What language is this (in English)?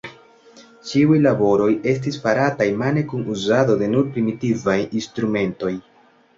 Esperanto